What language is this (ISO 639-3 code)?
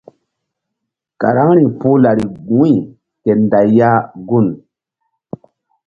mdd